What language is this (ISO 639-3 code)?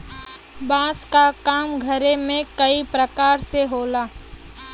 bho